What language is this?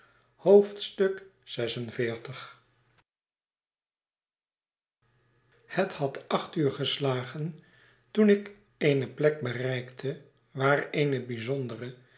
Dutch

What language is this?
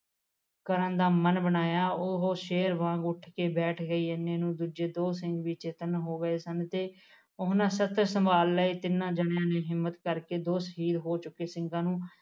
Punjabi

